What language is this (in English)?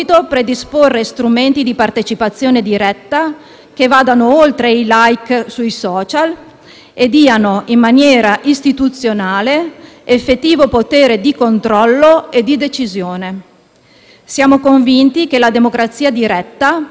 Italian